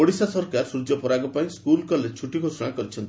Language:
Odia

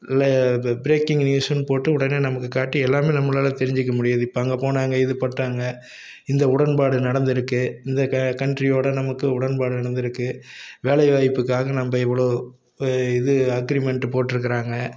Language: Tamil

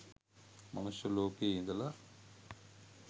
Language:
Sinhala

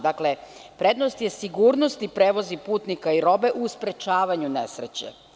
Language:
Serbian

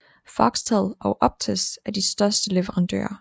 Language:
Danish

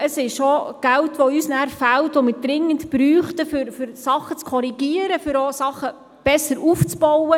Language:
Swiss German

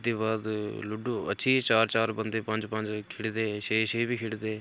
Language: Dogri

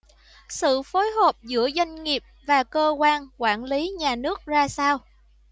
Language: Vietnamese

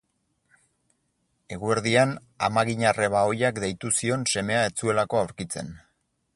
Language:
Basque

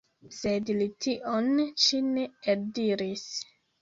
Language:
Esperanto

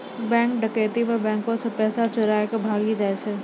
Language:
Maithili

